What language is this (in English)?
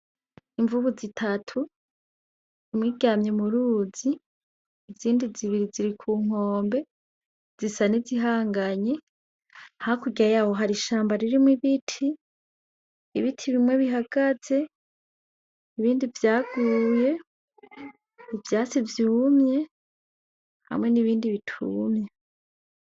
Rundi